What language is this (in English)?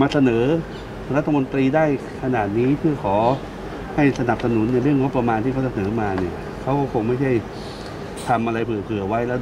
Thai